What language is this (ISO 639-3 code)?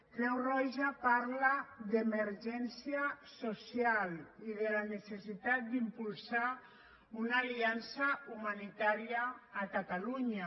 cat